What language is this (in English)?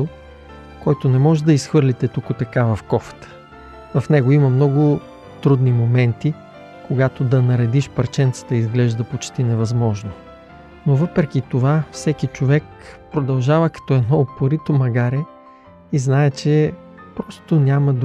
Bulgarian